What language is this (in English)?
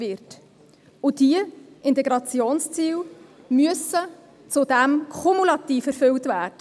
Swiss German